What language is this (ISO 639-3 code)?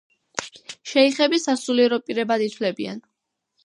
kat